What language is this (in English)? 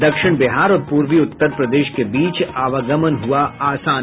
Hindi